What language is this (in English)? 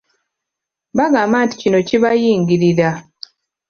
Ganda